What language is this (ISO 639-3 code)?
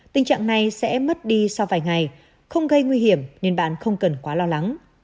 vie